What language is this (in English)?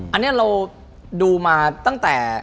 Thai